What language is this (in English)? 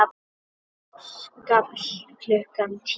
Icelandic